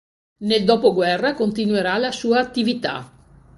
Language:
Italian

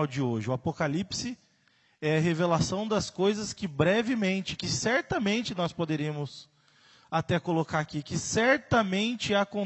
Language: Portuguese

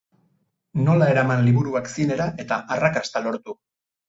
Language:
Basque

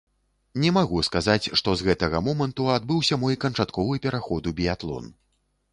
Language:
Belarusian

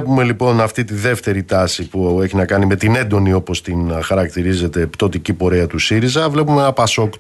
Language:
Greek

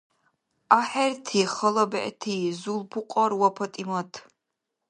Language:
Dargwa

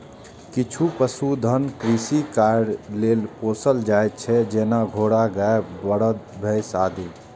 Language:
Maithili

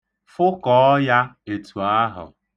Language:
Igbo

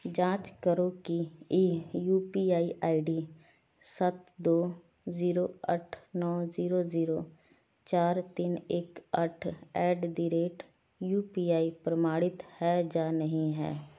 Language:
Punjabi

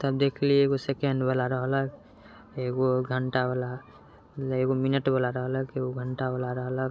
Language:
Maithili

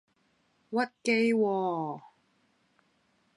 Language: Cantonese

